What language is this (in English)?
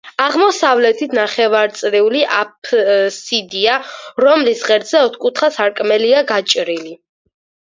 Georgian